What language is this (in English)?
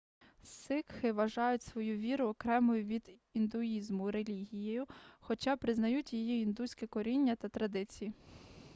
Ukrainian